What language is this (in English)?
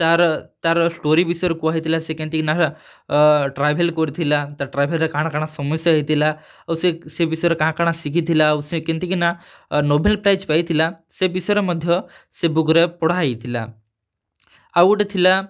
Odia